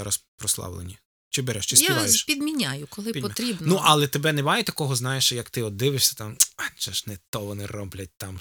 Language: Ukrainian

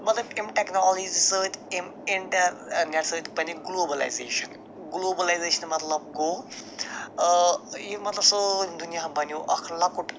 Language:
Kashmiri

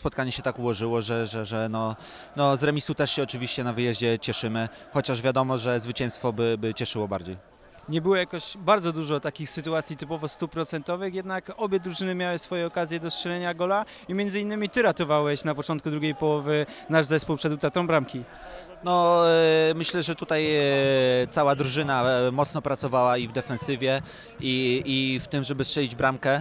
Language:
Polish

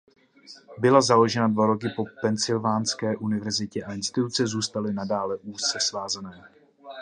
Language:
Czech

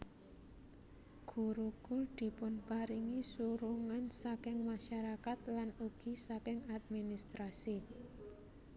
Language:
Javanese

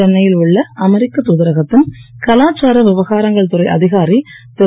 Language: Tamil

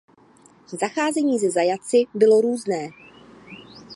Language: Czech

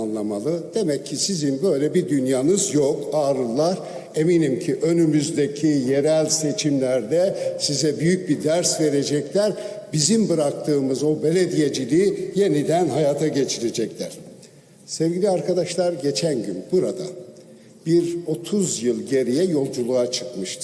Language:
Turkish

